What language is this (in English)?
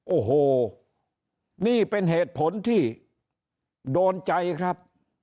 Thai